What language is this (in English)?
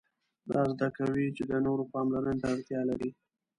Pashto